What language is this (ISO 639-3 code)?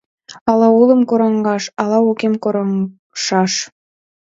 chm